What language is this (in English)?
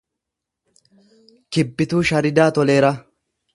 Oromo